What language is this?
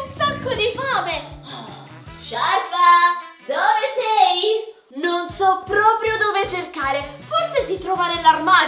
Italian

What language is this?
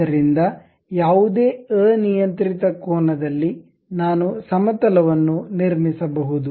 Kannada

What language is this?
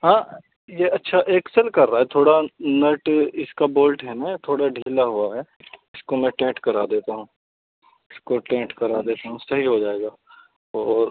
Urdu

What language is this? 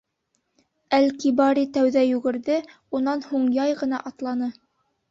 Bashkir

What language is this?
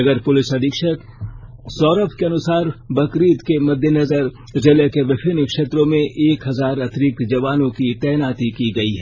Hindi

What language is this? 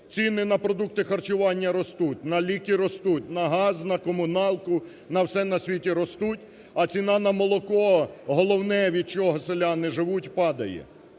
Ukrainian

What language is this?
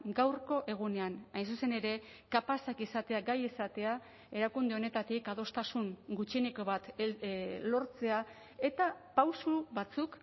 Basque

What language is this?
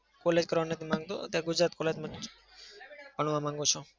Gujarati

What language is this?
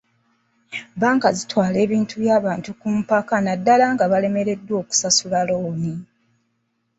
Ganda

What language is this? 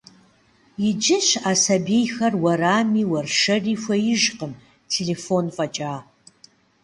Kabardian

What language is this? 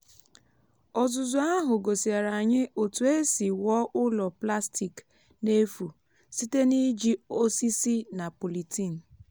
Igbo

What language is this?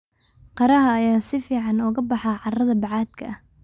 Somali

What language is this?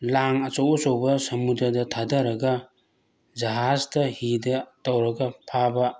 Manipuri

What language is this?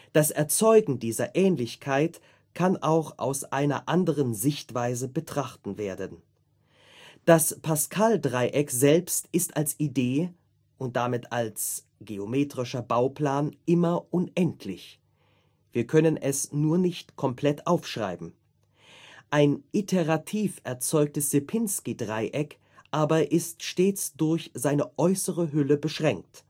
German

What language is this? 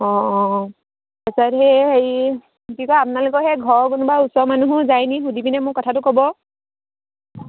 Assamese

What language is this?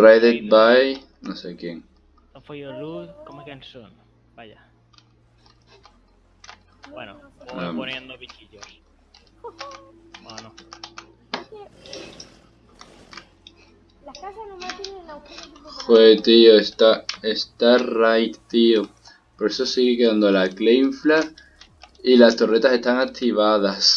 Spanish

